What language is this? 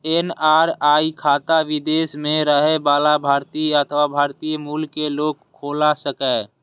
Maithili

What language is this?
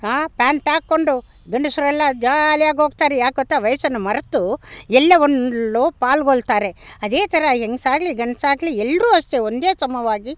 Kannada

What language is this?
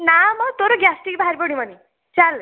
Odia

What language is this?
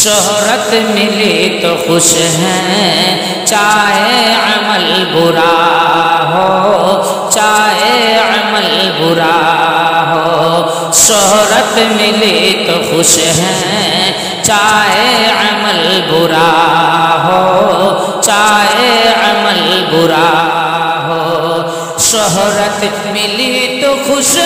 Hindi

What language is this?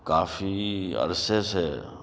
Urdu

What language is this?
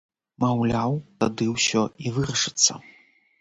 Belarusian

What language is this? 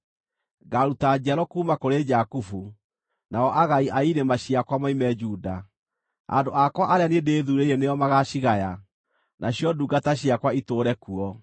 Kikuyu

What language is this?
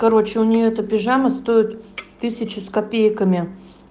Russian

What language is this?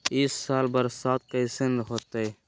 Magahi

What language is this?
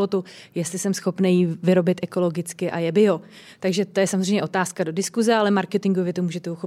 Czech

